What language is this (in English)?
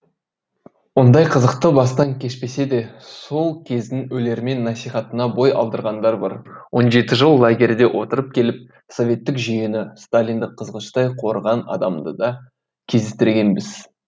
Kazakh